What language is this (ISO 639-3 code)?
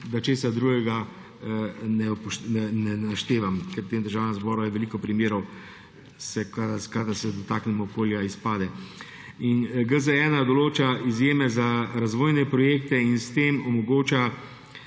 slv